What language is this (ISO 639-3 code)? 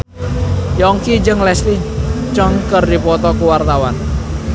sun